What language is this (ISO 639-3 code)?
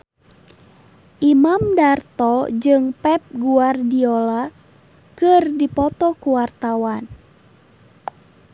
sun